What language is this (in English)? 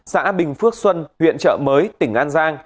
Vietnamese